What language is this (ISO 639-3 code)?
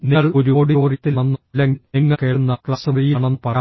mal